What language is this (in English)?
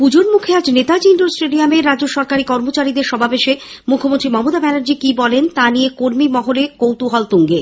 Bangla